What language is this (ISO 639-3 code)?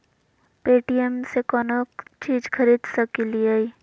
mag